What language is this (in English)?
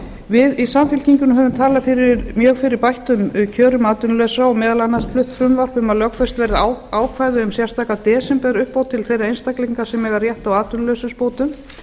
Icelandic